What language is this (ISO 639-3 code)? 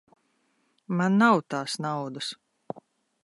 lav